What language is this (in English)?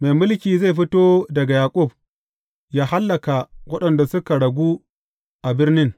Hausa